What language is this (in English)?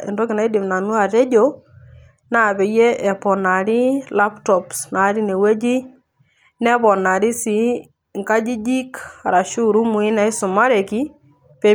Masai